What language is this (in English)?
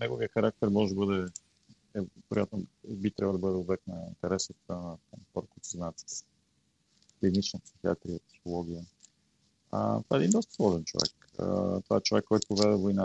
Bulgarian